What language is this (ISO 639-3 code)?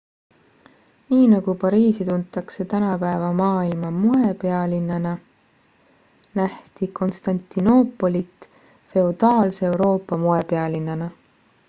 est